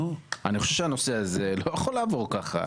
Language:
Hebrew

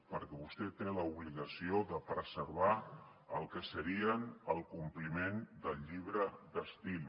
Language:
Catalan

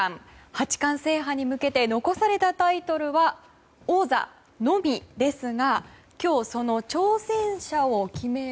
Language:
Japanese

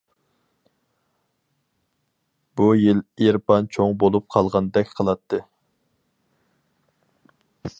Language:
Uyghur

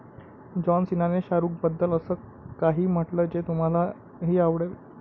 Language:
Marathi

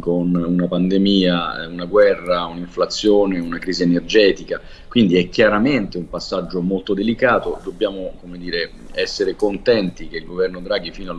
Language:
Italian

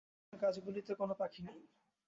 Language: Bangla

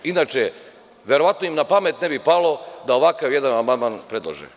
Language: Serbian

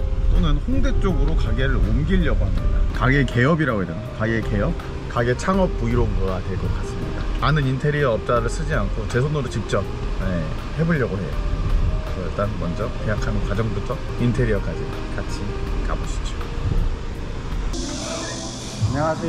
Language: Korean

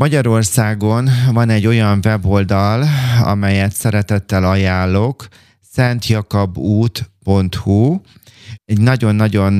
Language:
Hungarian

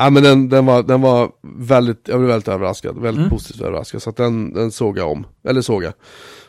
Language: Swedish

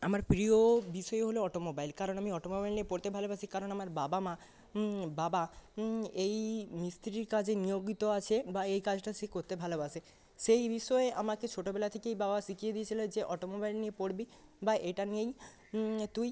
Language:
Bangla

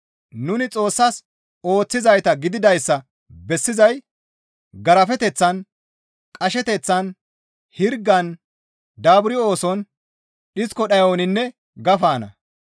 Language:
Gamo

